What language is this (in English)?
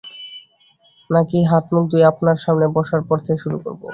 Bangla